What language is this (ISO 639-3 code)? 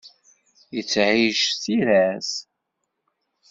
kab